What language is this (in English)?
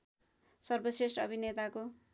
Nepali